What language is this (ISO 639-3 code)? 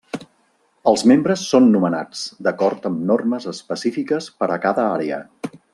cat